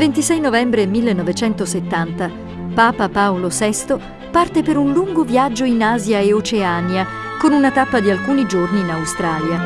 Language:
Italian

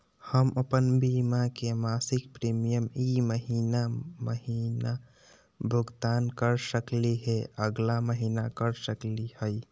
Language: Magahi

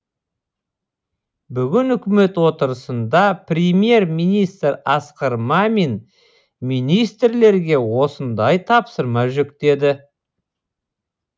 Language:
Kazakh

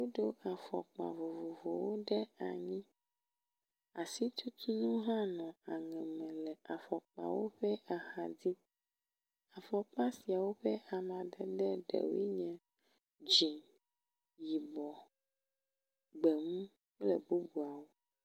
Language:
Ewe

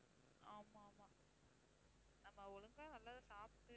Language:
Tamil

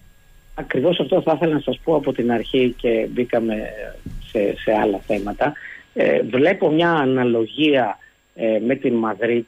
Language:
Greek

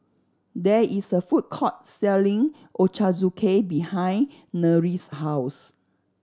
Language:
English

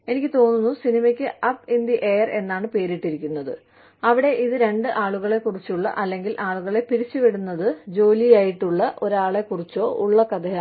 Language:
Malayalam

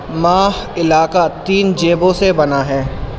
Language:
Urdu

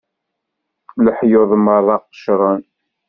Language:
Kabyle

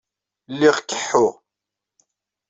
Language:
Kabyle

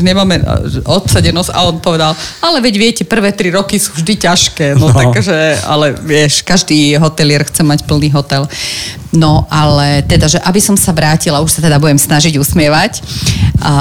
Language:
Slovak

